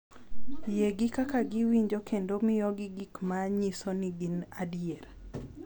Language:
Luo (Kenya and Tanzania)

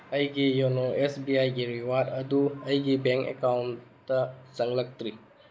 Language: Manipuri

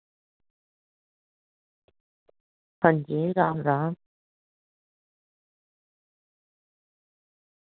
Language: Dogri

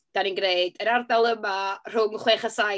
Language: Welsh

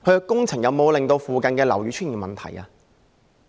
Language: Cantonese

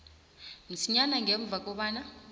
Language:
South Ndebele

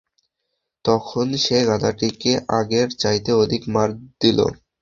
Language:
Bangla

